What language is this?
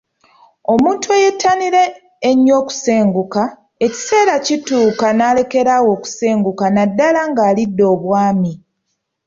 Ganda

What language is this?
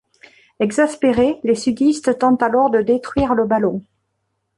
French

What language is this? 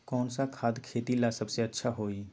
Magahi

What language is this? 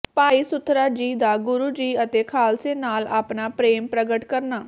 Punjabi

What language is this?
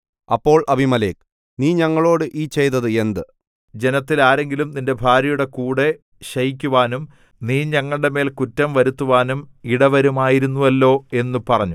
Malayalam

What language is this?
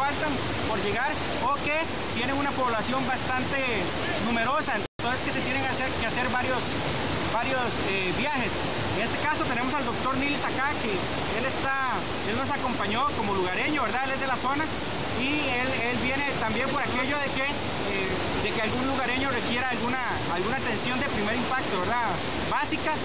Spanish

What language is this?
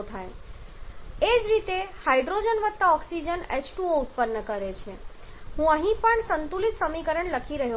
Gujarati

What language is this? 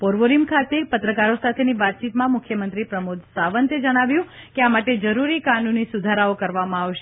Gujarati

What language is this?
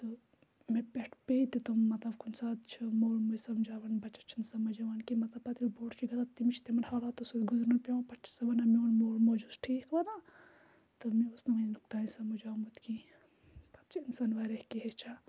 Kashmiri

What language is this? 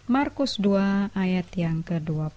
Indonesian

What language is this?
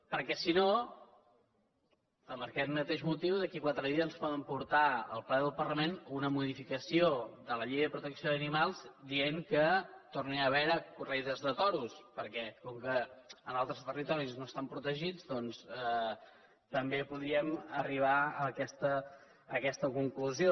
Catalan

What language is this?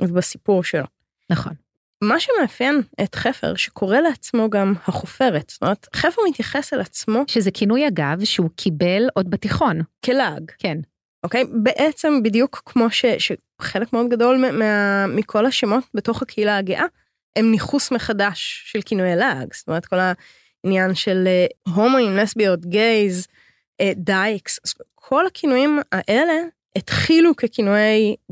Hebrew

